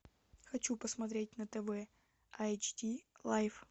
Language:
Russian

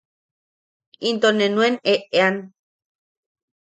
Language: Yaqui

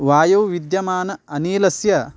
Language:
Sanskrit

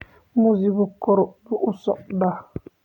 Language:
Somali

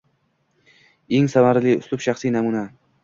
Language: Uzbek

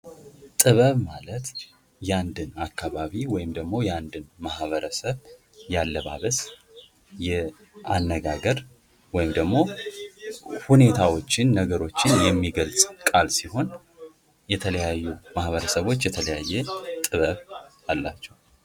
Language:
Amharic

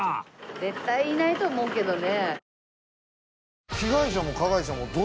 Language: Japanese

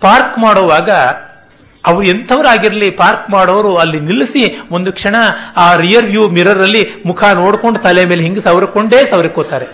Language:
Kannada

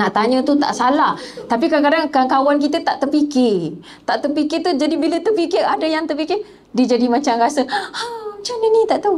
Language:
Malay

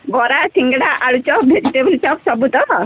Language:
Odia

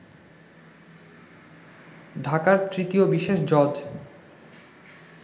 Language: Bangla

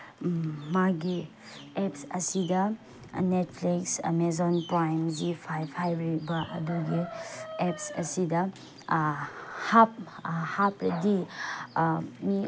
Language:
Manipuri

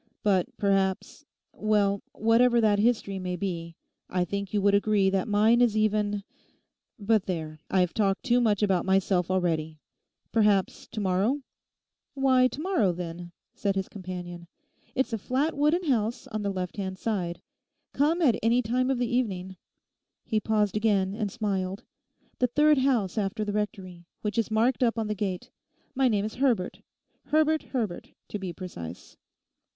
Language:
English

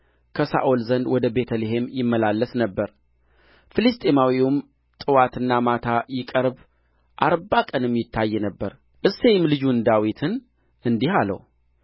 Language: Amharic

